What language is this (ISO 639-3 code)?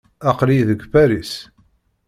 kab